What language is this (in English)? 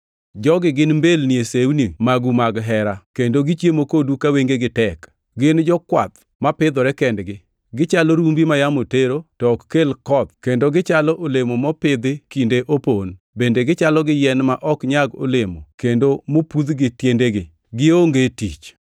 Luo (Kenya and Tanzania)